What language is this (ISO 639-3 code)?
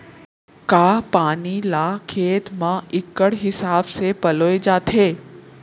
hne